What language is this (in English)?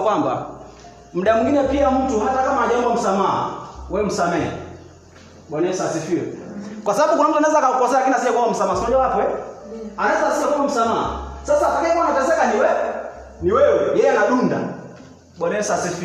Swahili